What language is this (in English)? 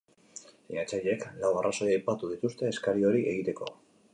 Basque